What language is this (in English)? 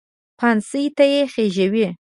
Pashto